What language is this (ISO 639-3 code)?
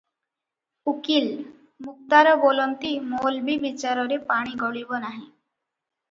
ori